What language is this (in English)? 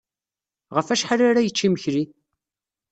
Kabyle